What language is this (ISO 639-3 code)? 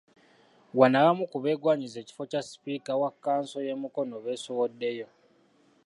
lug